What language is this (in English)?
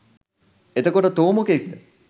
Sinhala